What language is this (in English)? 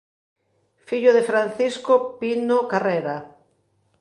Galician